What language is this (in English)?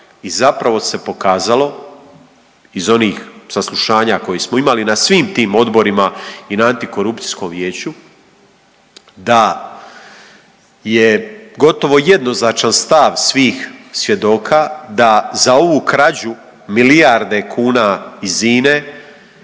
Croatian